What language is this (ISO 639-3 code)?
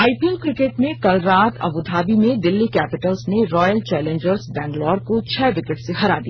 hin